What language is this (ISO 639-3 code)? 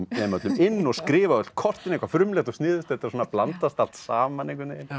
isl